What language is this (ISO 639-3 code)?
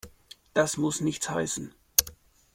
deu